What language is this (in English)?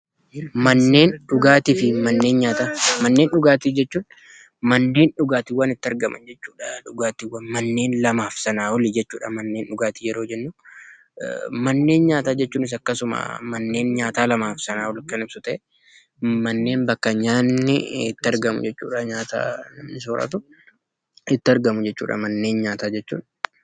Oromo